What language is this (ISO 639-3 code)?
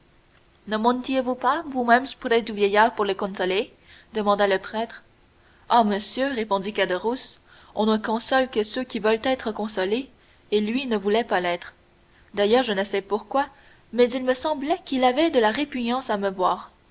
fra